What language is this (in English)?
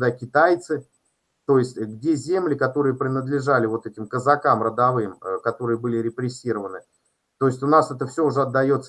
Russian